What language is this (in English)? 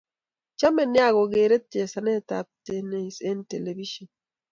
Kalenjin